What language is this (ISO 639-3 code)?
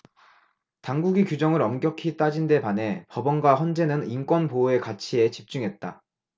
kor